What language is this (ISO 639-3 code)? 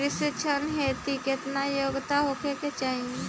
bho